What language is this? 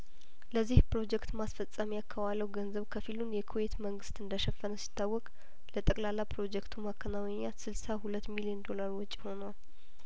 Amharic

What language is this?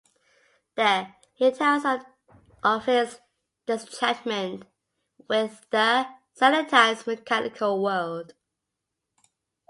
English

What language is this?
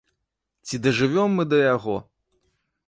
Belarusian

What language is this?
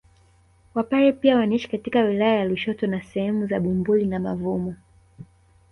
Swahili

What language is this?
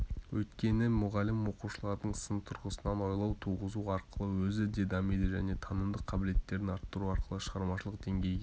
Kazakh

